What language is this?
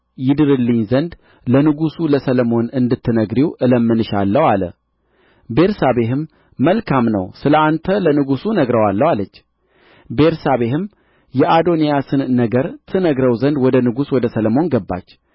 Amharic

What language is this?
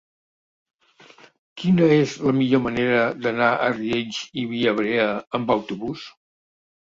Catalan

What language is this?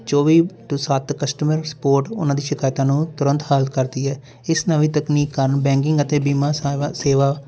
Punjabi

